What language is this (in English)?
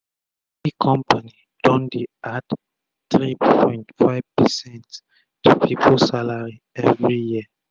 Nigerian Pidgin